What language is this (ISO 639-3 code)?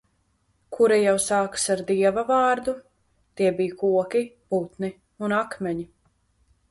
lav